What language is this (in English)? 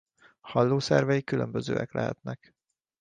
Hungarian